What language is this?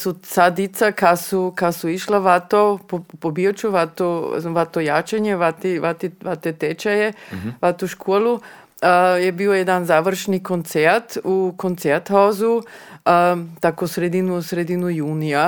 Croatian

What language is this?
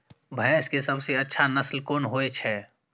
Maithili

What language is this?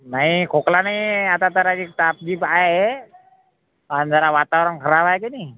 Marathi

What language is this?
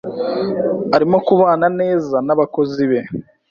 Kinyarwanda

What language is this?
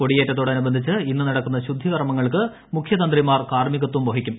Malayalam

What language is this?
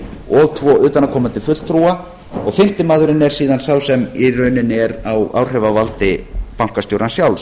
Icelandic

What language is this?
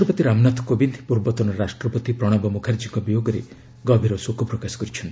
Odia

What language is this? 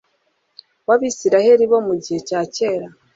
Kinyarwanda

